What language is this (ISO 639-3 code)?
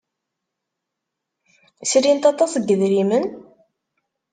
kab